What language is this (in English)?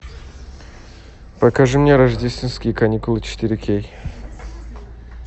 Russian